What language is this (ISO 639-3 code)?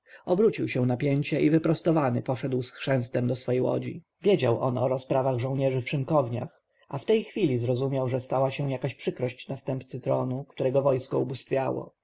pol